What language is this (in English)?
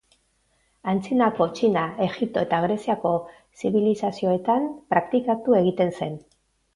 Basque